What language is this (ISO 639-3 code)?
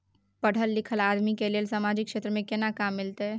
mai